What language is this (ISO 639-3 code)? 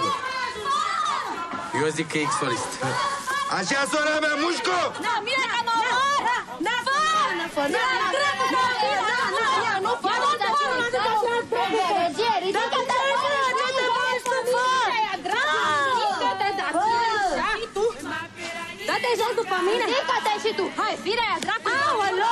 ron